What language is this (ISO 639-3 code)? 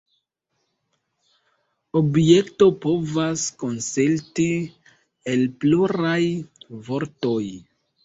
epo